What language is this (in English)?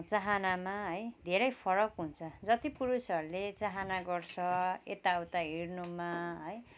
Nepali